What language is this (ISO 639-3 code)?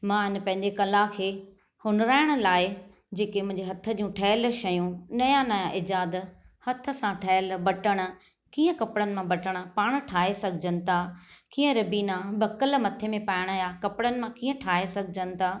snd